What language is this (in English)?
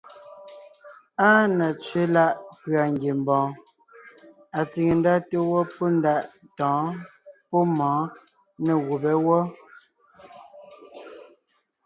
Ngiemboon